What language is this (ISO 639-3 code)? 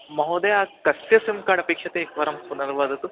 san